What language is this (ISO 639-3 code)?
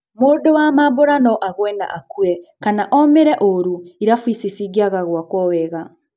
kik